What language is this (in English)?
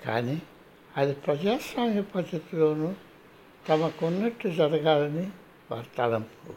Telugu